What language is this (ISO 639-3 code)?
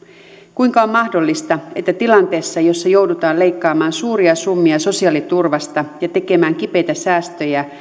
fin